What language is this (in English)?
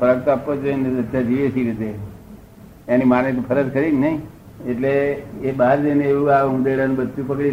Gujarati